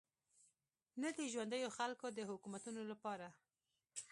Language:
Pashto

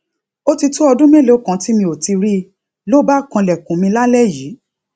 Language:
Yoruba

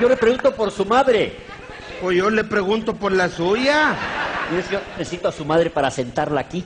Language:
Spanish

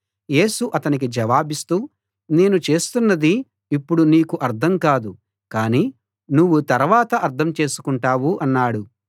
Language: Telugu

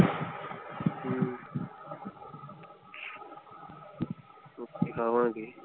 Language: Punjabi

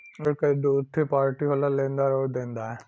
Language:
Bhojpuri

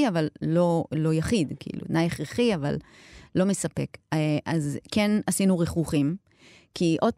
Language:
Hebrew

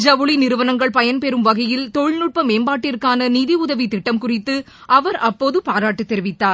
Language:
Tamil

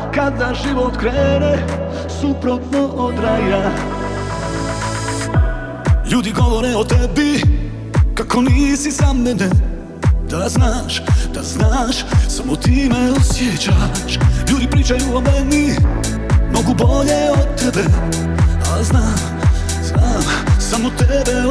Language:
Croatian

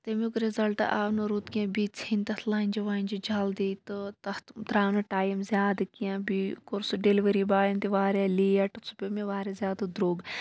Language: Kashmiri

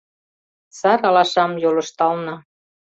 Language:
Mari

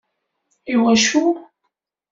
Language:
Kabyle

